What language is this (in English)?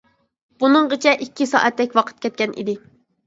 Uyghur